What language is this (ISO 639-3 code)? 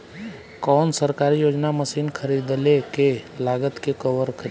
bho